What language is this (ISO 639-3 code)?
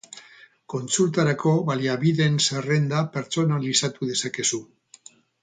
eus